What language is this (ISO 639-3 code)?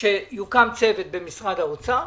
heb